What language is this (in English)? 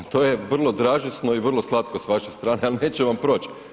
Croatian